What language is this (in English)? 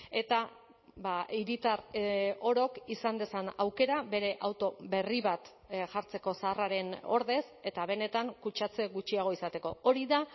Basque